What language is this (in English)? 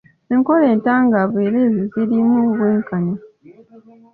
Ganda